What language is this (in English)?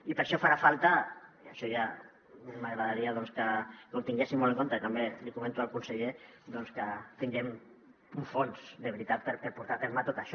Catalan